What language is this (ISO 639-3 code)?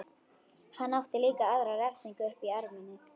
isl